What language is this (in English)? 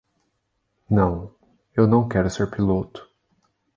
Portuguese